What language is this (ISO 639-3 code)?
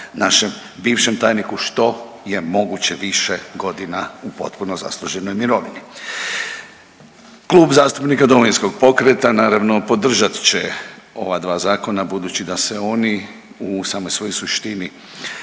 hrv